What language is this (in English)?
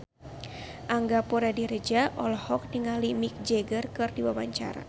Sundanese